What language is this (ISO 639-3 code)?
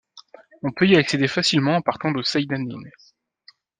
fra